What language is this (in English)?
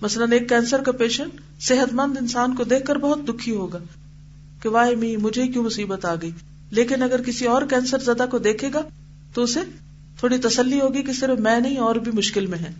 Urdu